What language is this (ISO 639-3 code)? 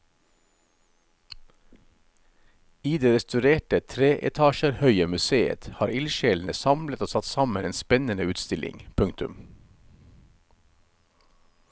nor